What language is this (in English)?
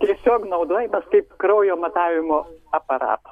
Lithuanian